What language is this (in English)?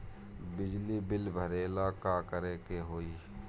Bhojpuri